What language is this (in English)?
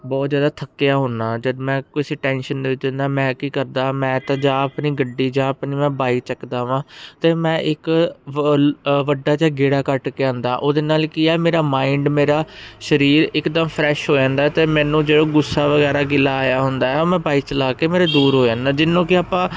Punjabi